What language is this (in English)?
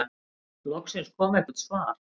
Icelandic